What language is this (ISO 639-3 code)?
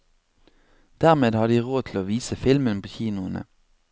nor